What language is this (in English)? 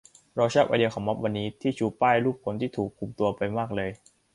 Thai